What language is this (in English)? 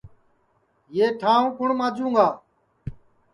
Sansi